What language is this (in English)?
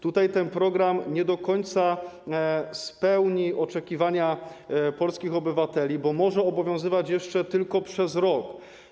Polish